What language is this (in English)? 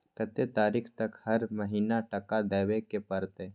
Maithili